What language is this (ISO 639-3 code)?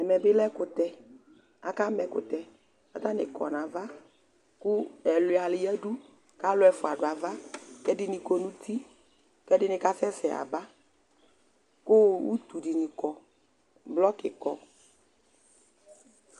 kpo